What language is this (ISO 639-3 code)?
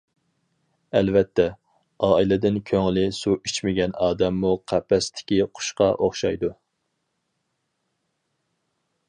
uig